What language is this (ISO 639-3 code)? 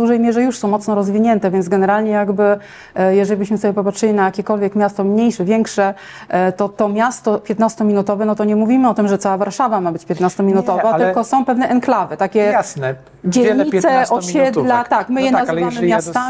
pol